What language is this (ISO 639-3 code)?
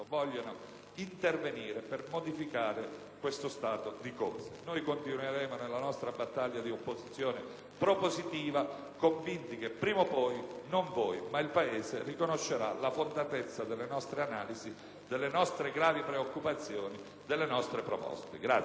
ita